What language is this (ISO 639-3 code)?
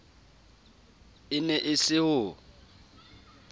sot